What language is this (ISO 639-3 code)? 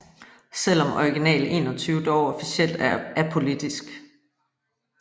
dan